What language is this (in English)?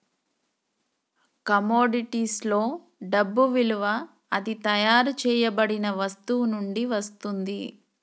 Telugu